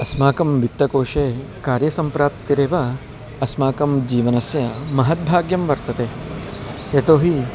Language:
Sanskrit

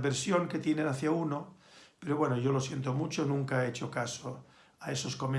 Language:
Spanish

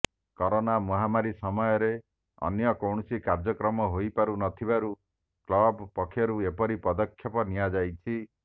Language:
Odia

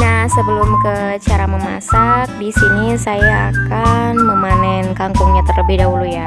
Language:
Indonesian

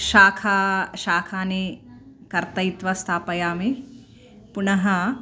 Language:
Sanskrit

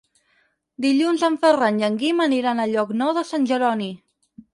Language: Catalan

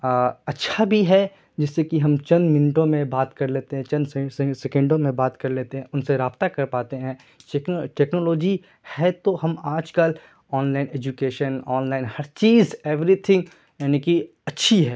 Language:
Urdu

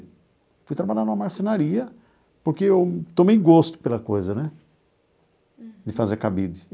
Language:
Portuguese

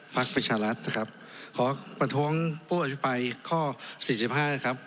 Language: Thai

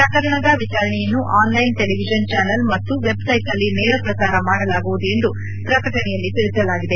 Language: Kannada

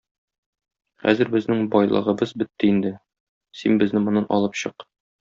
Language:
Tatar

